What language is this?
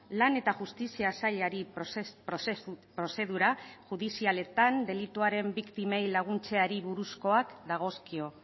Basque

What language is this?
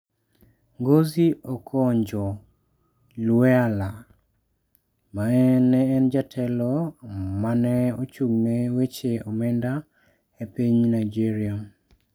Luo (Kenya and Tanzania)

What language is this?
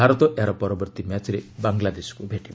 Odia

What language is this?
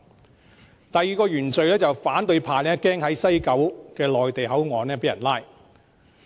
Cantonese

